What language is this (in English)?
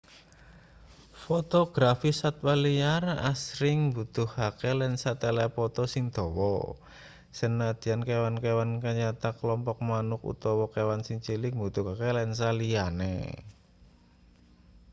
Javanese